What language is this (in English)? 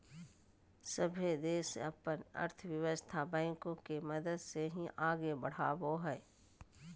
Magahi